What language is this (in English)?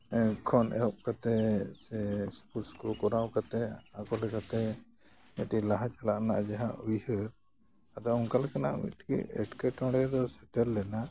Santali